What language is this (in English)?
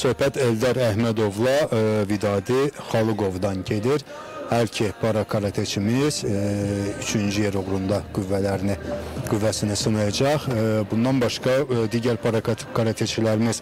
Turkish